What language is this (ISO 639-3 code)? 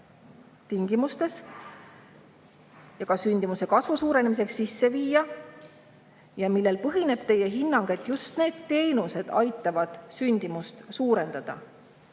est